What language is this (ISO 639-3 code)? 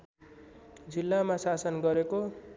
nep